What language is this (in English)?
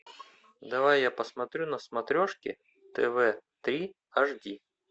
Russian